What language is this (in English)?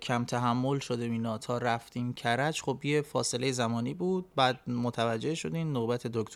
Persian